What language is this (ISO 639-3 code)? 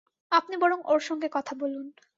ben